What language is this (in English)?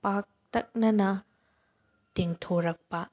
Manipuri